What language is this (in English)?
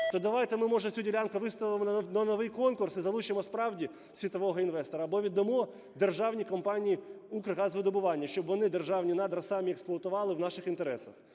Ukrainian